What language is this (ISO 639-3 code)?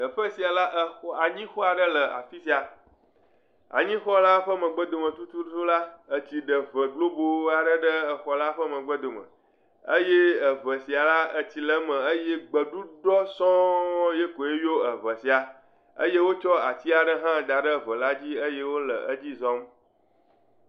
ewe